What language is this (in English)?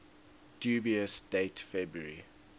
English